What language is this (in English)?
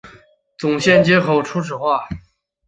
Chinese